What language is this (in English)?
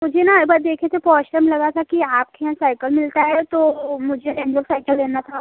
Hindi